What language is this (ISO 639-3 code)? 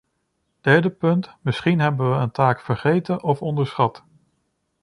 nld